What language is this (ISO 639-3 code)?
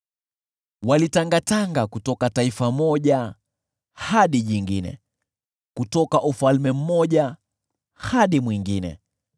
swa